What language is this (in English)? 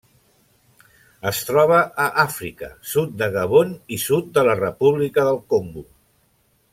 Catalan